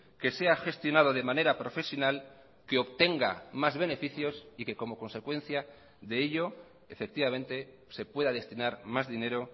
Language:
Spanish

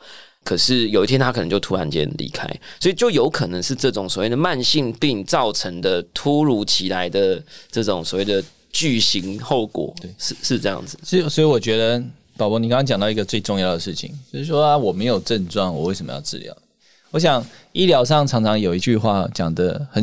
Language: Chinese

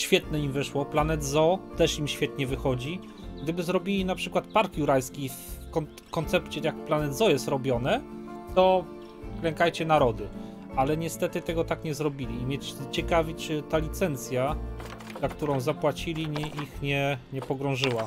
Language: Polish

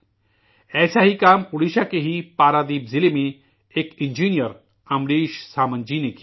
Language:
Urdu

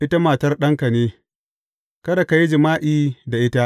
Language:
Hausa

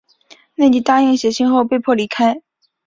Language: Chinese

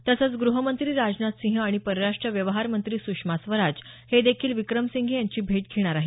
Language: Marathi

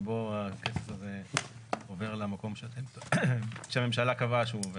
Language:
Hebrew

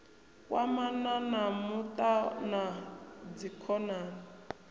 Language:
Venda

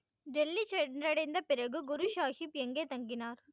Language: Tamil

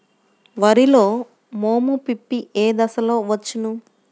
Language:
Telugu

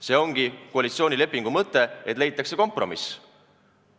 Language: Estonian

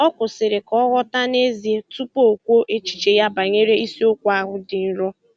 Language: Igbo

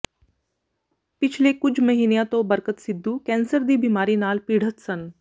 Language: Punjabi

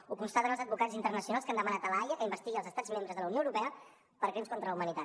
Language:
Catalan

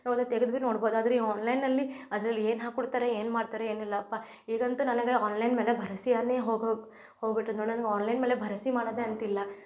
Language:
Kannada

